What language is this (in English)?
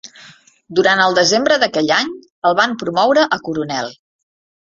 Catalan